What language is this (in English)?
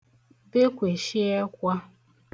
Igbo